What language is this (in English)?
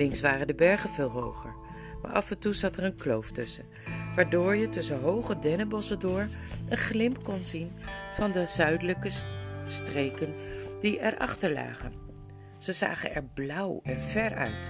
Dutch